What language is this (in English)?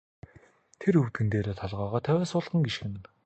Mongolian